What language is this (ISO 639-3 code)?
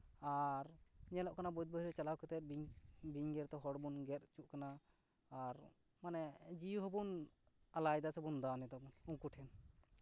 sat